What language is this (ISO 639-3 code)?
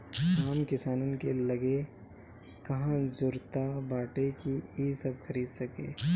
bho